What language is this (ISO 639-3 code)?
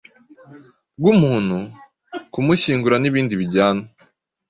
kin